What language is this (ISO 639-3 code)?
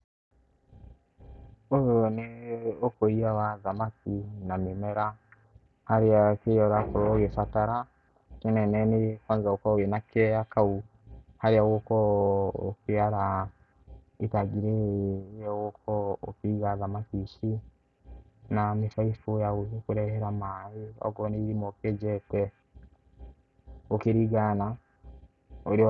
kik